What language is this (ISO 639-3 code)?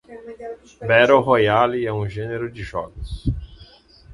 por